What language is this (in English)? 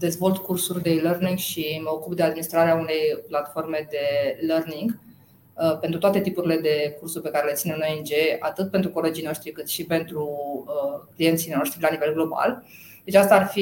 Romanian